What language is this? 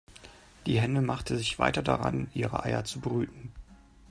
German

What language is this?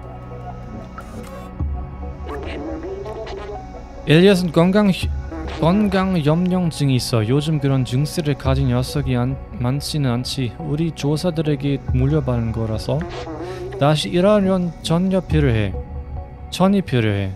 Korean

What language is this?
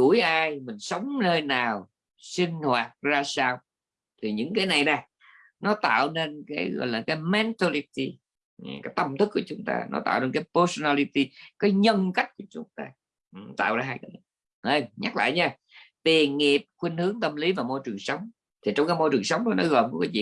Vietnamese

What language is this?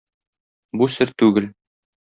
Tatar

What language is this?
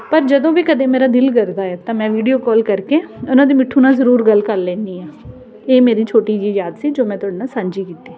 Punjabi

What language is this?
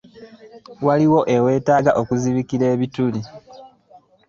Ganda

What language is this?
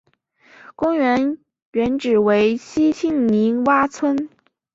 Chinese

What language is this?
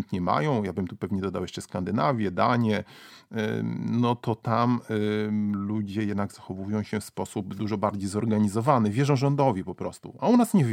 Polish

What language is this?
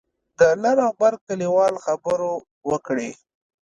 Pashto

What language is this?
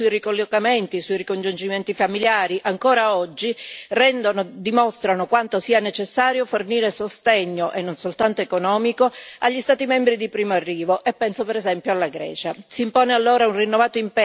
Italian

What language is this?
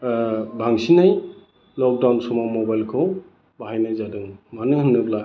Bodo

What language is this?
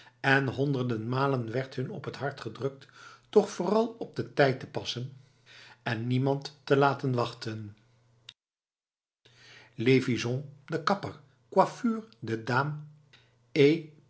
Dutch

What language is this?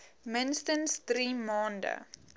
Afrikaans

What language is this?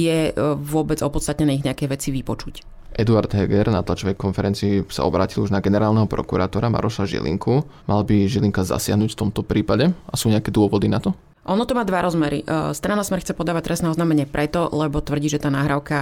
Slovak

